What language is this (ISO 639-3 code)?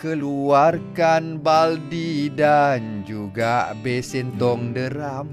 msa